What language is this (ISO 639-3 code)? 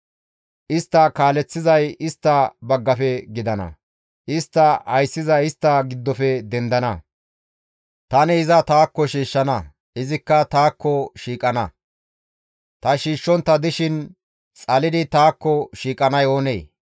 gmv